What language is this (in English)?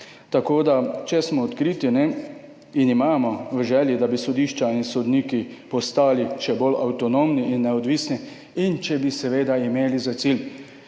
Slovenian